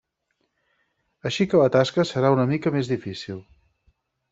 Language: Catalan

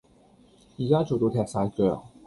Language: Cantonese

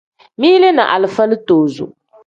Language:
Tem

